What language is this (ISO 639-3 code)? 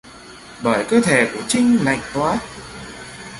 vie